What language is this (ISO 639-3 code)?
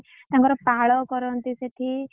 ori